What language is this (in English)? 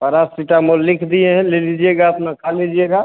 Hindi